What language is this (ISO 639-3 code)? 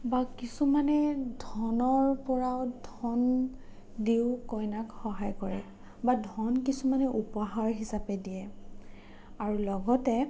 asm